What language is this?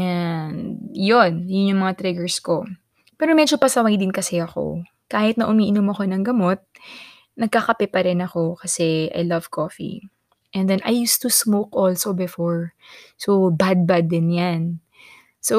Filipino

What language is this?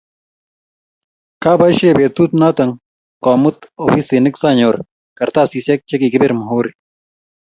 Kalenjin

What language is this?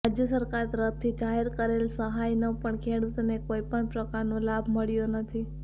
Gujarati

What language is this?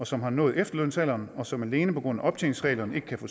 Danish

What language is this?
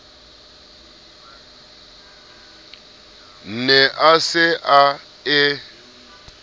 Southern Sotho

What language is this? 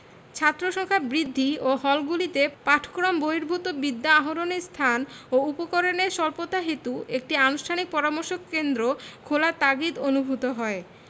Bangla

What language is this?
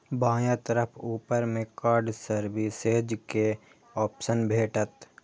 Maithili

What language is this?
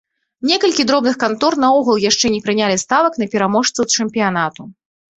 Belarusian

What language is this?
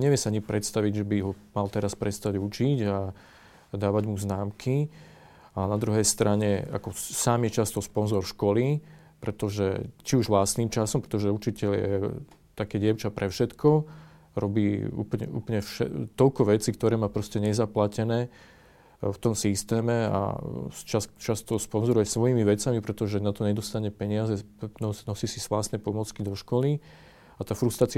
Slovak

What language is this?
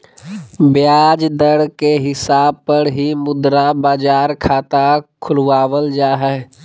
Magahi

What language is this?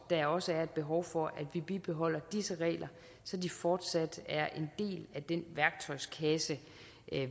Danish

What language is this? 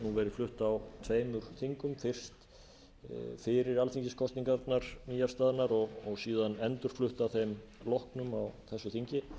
Icelandic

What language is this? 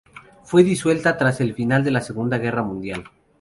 Spanish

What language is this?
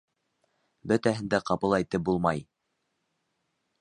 Bashkir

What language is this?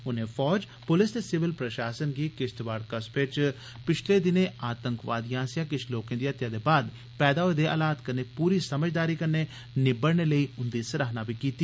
Dogri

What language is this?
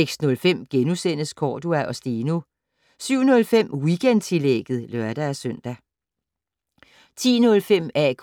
Danish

